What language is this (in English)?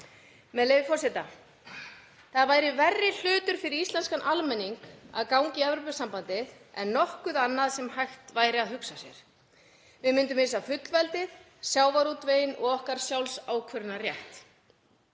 Icelandic